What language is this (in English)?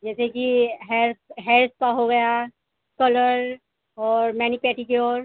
Urdu